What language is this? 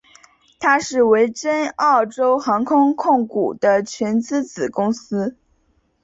Chinese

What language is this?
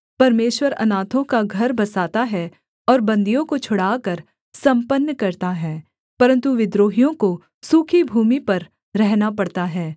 Hindi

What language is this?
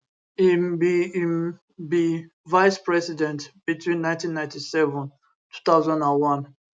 Nigerian Pidgin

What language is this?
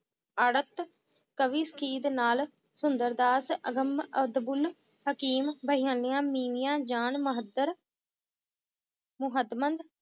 Punjabi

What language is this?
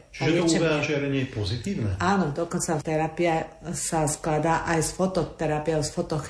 Slovak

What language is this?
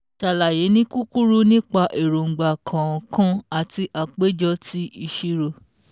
Yoruba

